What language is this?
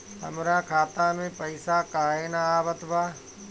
Bhojpuri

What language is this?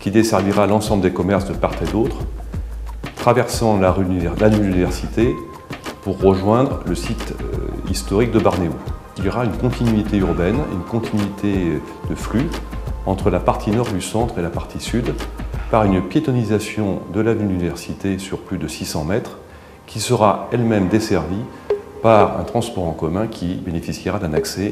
French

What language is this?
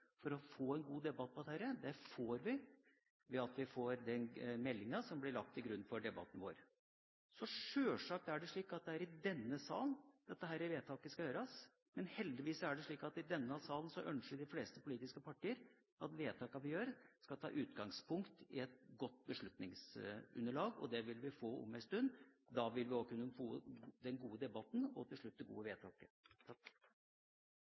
Norwegian Bokmål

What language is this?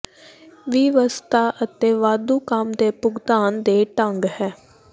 Punjabi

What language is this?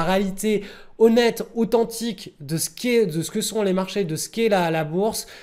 French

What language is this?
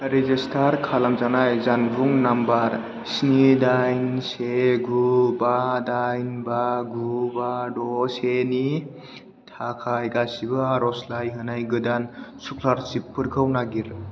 Bodo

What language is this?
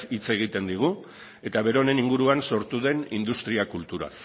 Basque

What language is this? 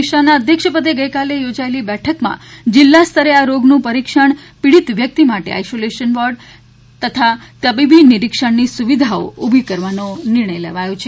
Gujarati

